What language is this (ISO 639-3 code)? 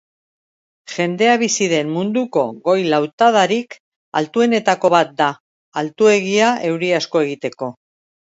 eus